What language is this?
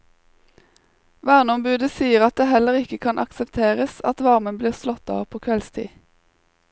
Norwegian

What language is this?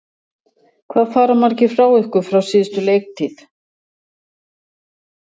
Icelandic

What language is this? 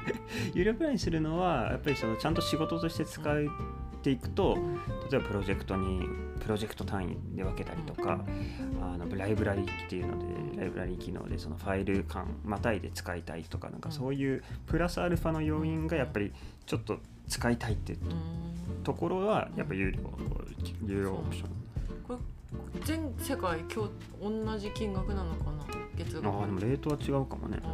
Japanese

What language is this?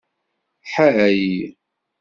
Kabyle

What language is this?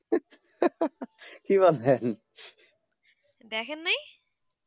Bangla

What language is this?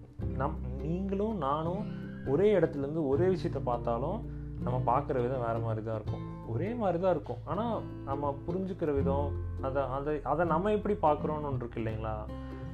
Tamil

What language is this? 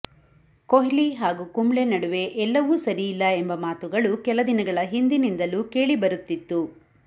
Kannada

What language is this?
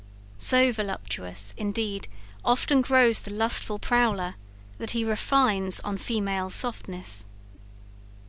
English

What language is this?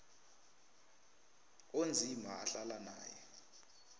South Ndebele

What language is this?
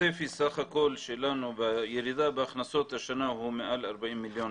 Hebrew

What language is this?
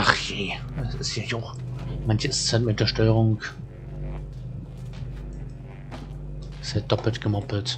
German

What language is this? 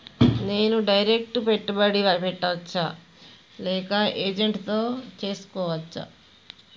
Telugu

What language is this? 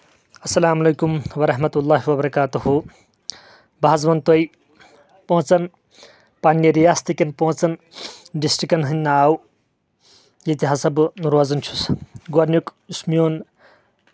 Kashmiri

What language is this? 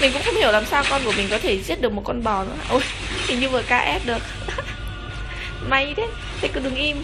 Vietnamese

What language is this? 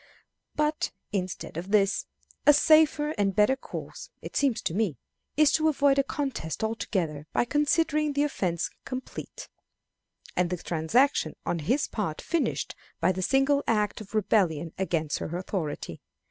English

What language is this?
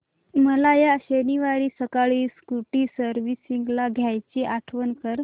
Marathi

